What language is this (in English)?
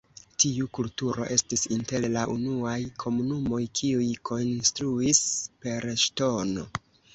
Esperanto